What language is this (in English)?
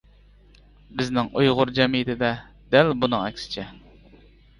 Uyghur